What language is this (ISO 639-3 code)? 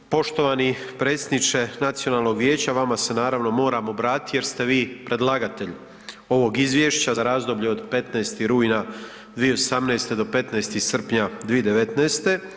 hrv